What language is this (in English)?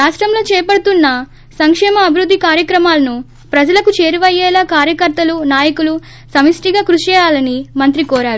Telugu